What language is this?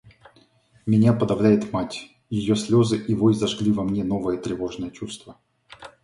Russian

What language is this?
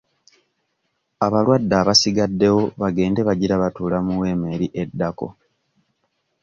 Ganda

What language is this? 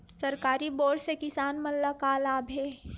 Chhattisgarhi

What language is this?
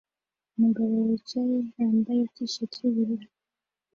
Kinyarwanda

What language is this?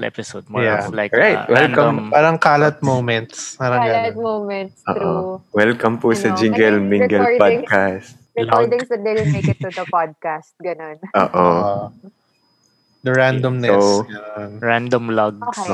Filipino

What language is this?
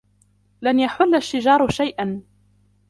Arabic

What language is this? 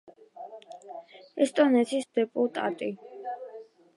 Georgian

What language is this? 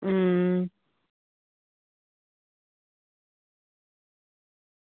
Dogri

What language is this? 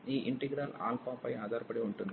Telugu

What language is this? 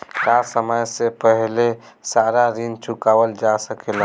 Bhojpuri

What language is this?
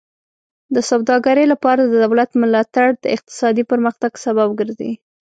Pashto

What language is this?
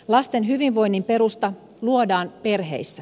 Finnish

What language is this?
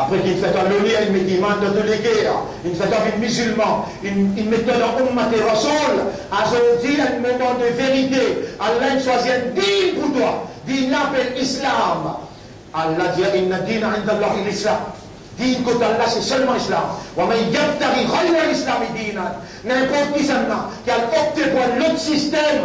French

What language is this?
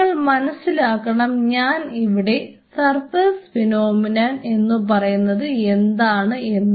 Malayalam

